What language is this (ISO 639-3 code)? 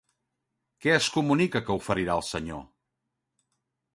cat